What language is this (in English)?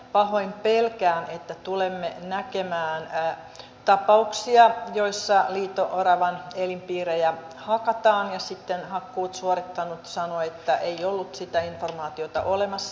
Finnish